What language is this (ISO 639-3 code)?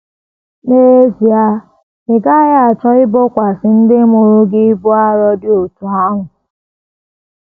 ibo